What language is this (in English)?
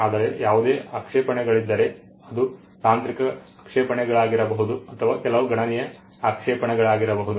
Kannada